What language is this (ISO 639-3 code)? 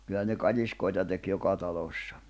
fin